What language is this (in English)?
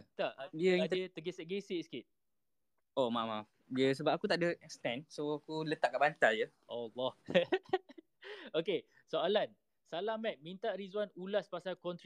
Malay